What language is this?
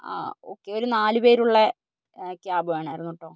Malayalam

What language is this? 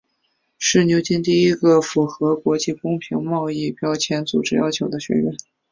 Chinese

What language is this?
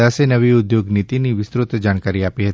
Gujarati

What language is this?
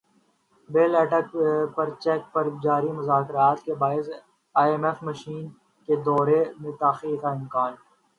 Urdu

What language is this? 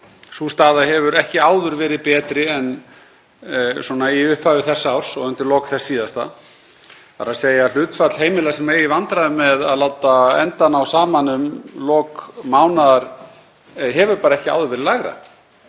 Icelandic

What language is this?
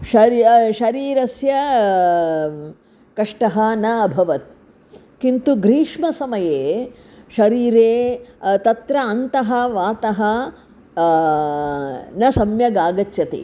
Sanskrit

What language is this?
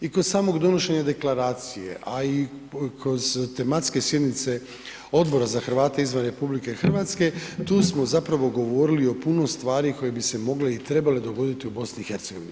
Croatian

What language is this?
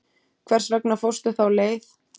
Icelandic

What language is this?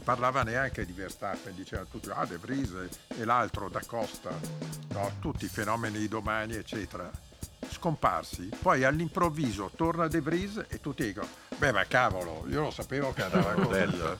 Italian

